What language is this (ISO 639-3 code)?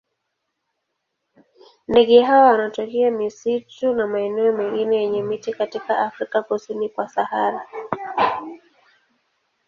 swa